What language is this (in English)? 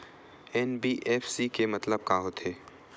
Chhattisgarhi